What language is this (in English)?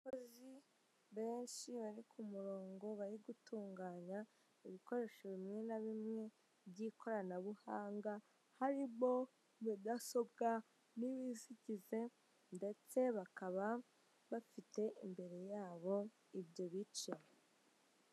Kinyarwanda